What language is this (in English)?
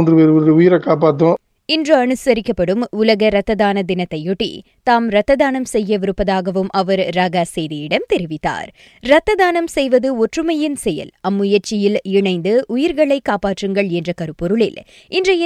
Tamil